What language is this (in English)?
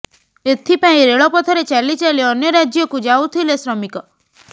Odia